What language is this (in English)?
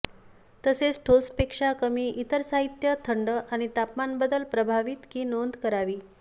Marathi